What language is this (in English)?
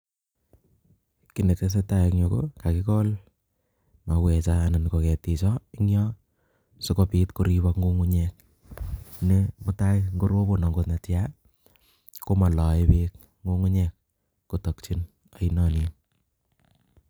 Kalenjin